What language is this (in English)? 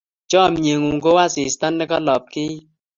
Kalenjin